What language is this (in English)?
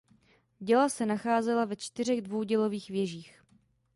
Czech